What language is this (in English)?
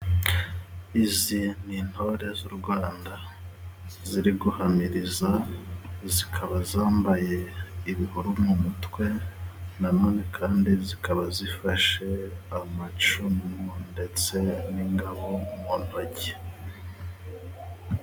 Kinyarwanda